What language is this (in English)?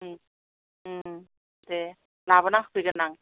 Bodo